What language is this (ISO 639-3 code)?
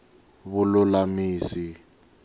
tso